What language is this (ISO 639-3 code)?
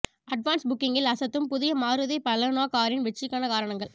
tam